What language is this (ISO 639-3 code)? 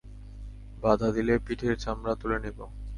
ben